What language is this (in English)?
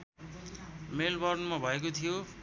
Nepali